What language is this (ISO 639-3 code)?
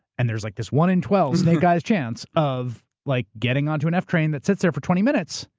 eng